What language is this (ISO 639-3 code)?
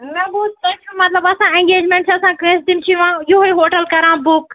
kas